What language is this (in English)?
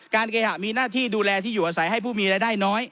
Thai